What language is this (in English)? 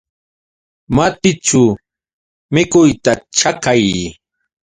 Yauyos Quechua